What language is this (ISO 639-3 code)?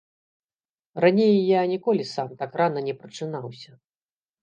bel